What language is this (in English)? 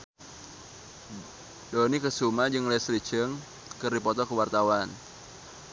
Sundanese